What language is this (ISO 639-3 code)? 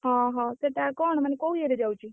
ori